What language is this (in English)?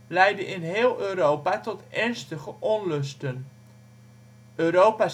Dutch